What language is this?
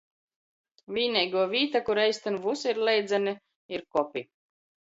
Latgalian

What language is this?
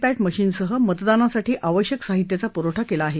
Marathi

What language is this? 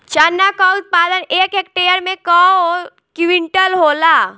Bhojpuri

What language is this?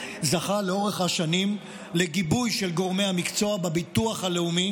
Hebrew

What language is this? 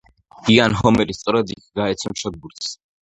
Georgian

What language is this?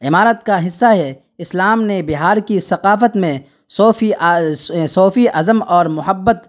Urdu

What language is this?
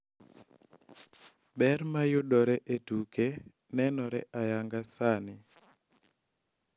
Luo (Kenya and Tanzania)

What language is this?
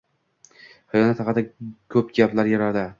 Uzbek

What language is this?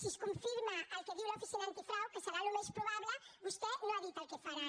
Catalan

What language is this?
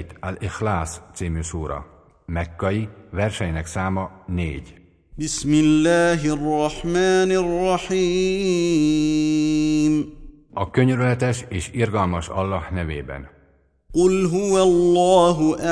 Hungarian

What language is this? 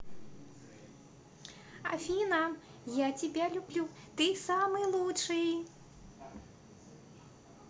Russian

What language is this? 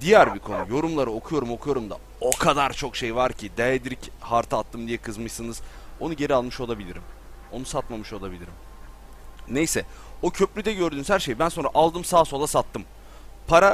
Turkish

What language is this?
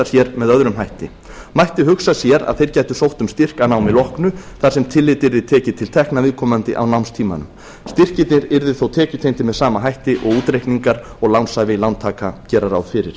Icelandic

